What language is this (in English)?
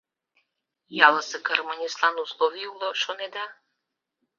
Mari